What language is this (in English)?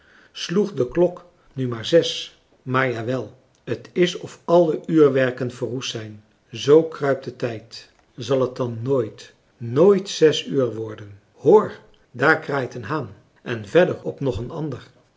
Dutch